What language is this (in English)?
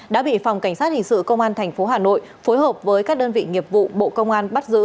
Vietnamese